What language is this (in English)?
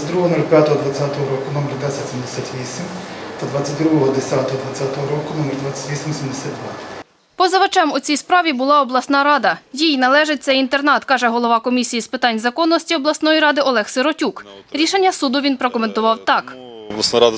Ukrainian